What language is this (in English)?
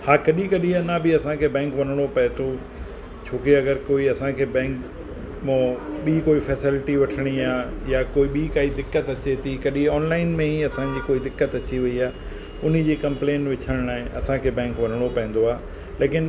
Sindhi